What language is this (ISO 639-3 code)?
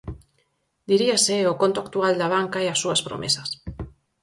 glg